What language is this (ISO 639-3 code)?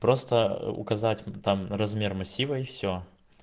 rus